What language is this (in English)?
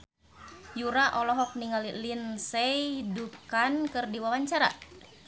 Sundanese